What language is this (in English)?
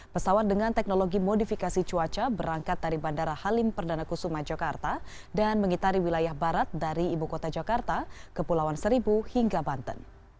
Indonesian